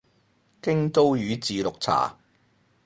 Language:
Cantonese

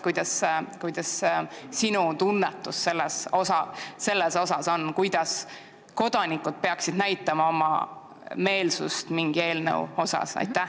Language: Estonian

